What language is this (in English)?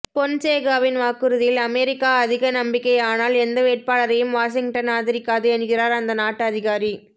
Tamil